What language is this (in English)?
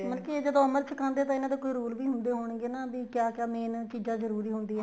Punjabi